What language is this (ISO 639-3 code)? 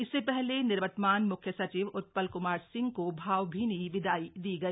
hin